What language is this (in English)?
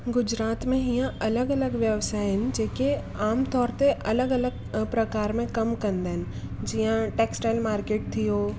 Sindhi